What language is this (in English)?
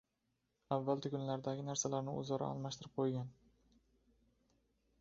Uzbek